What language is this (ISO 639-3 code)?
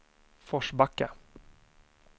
swe